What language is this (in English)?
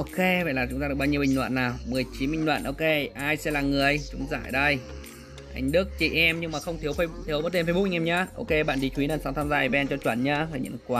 Vietnamese